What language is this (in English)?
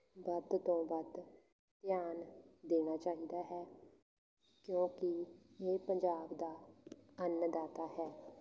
Punjabi